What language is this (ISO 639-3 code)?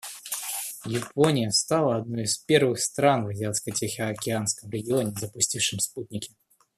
rus